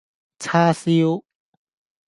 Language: Cantonese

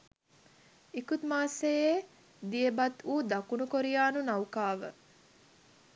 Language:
Sinhala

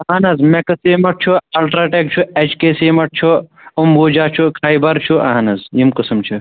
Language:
Kashmiri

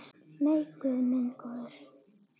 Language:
Icelandic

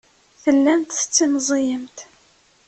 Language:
Kabyle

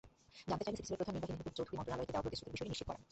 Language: Bangla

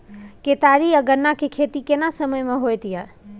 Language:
Maithili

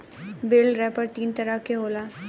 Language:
Bhojpuri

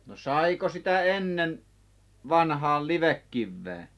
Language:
Finnish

